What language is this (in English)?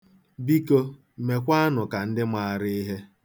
Igbo